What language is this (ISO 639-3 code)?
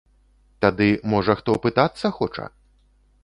bel